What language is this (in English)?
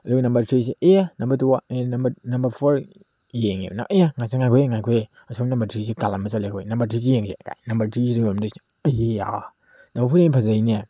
Manipuri